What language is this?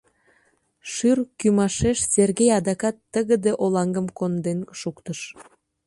Mari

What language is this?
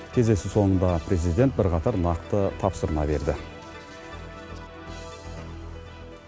Kazakh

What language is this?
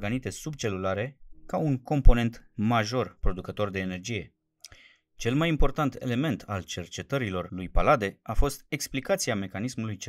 Romanian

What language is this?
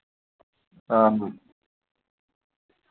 Dogri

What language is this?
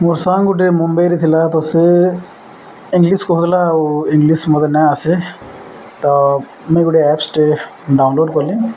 Odia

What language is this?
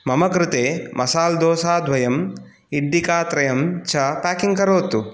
Sanskrit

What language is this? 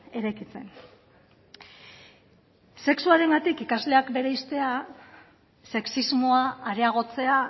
Basque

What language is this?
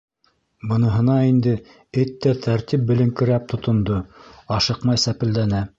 Bashkir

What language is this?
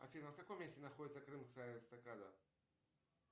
Russian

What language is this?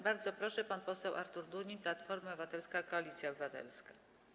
Polish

